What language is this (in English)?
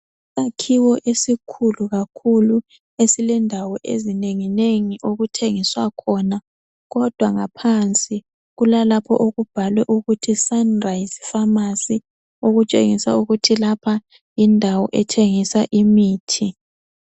North Ndebele